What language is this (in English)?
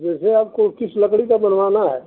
Hindi